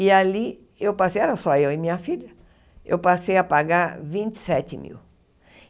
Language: Portuguese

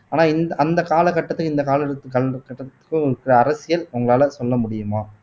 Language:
Tamil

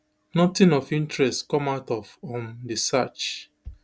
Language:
Nigerian Pidgin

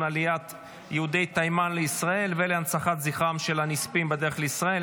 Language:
Hebrew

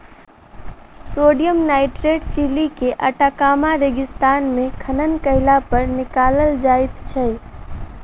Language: Maithili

